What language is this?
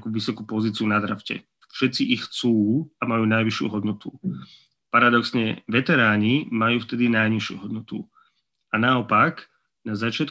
Slovak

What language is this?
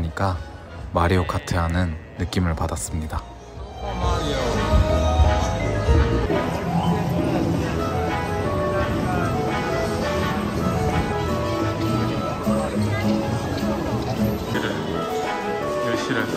Korean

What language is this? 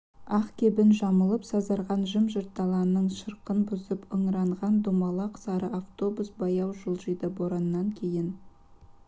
Kazakh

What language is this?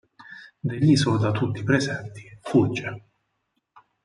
Italian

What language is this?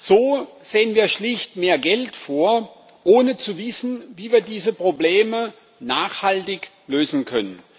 German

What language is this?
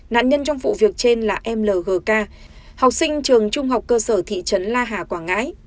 Vietnamese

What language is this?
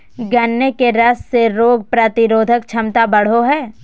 Magahi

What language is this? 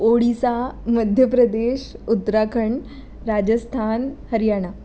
Marathi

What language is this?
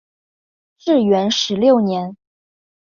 Chinese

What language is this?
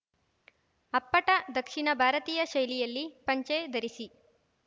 Kannada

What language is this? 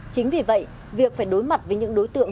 Vietnamese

